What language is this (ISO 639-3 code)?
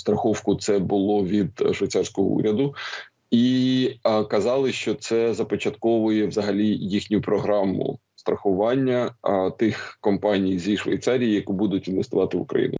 ukr